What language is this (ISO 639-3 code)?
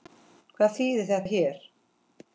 isl